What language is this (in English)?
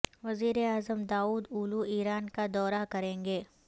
Urdu